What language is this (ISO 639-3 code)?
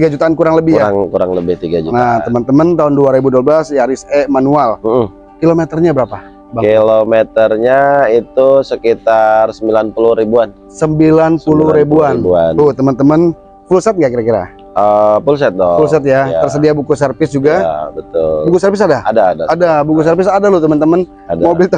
ind